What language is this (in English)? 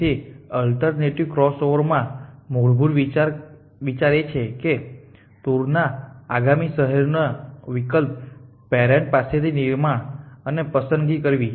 Gujarati